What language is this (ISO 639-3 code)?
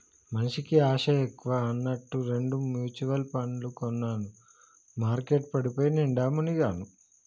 tel